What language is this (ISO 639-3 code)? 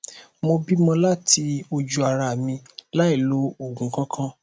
yor